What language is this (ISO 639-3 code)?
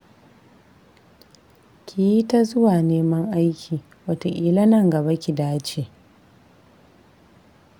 hau